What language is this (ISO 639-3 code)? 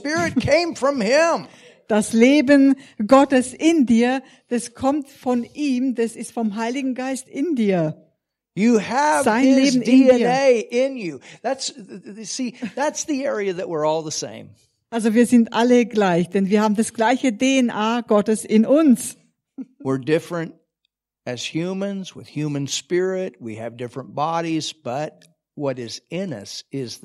deu